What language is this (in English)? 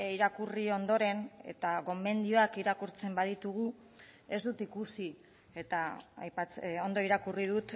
Basque